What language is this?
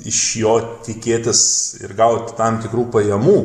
Lithuanian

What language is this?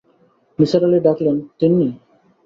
Bangla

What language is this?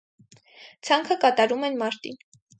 Armenian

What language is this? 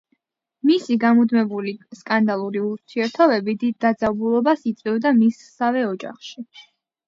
Georgian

